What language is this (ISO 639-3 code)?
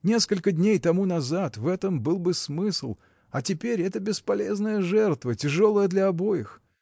rus